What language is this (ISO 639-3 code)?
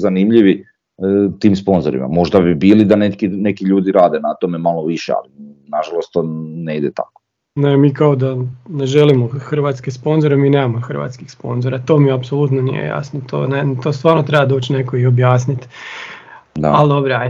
hrv